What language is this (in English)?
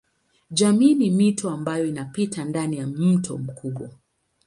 Swahili